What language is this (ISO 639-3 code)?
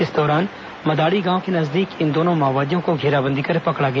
hin